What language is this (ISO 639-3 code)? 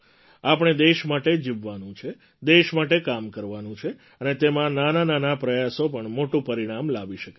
guj